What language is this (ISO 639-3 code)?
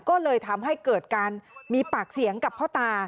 tha